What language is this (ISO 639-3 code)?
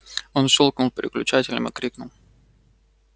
rus